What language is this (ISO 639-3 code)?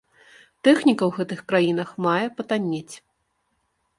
bel